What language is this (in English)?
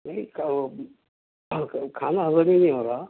Urdu